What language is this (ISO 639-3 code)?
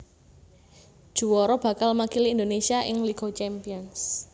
jav